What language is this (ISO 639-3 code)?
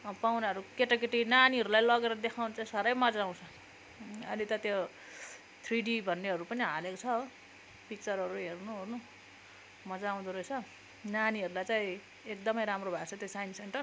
nep